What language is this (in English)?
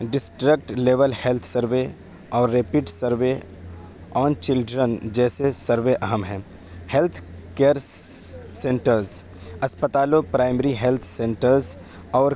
Urdu